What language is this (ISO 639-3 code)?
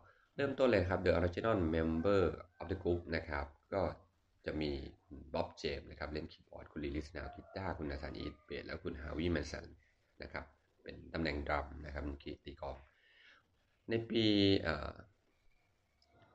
tha